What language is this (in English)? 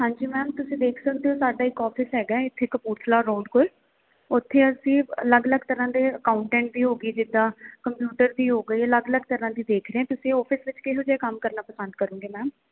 Punjabi